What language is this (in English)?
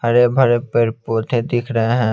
Hindi